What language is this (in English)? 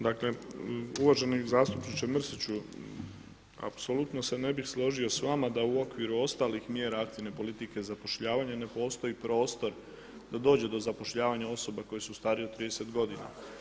Croatian